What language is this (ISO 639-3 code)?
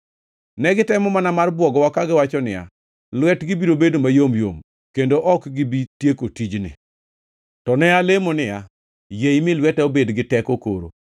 luo